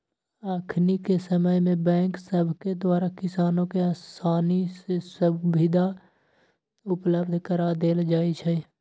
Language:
Magahi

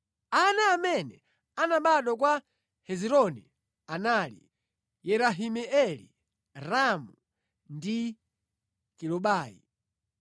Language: Nyanja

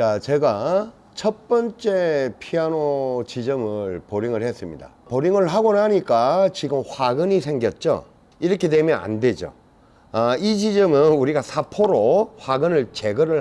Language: Korean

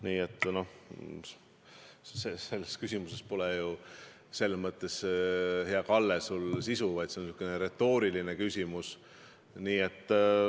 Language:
Estonian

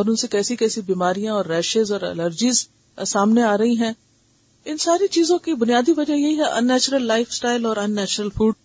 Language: Urdu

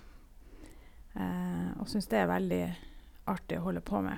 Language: Norwegian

